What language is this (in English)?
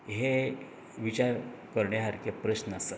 Konkani